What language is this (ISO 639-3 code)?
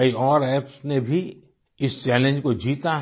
hin